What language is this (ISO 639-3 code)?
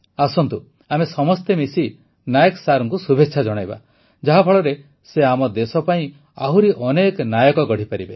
ori